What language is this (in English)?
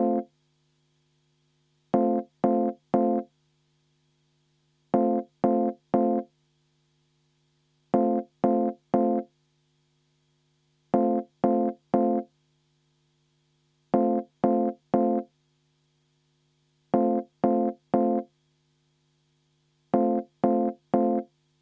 Estonian